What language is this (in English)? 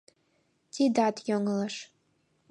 Mari